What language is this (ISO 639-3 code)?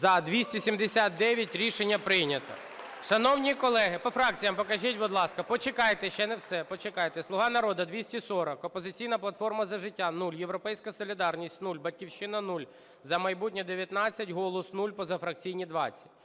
ukr